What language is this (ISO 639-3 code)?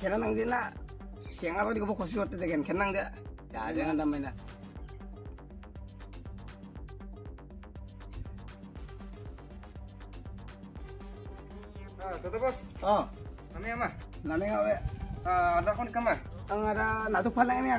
ind